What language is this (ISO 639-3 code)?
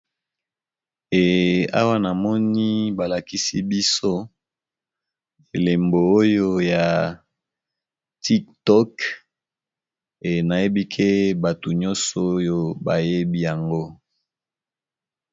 lin